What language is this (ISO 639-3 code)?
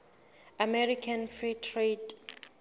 sot